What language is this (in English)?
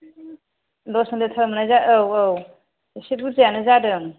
Bodo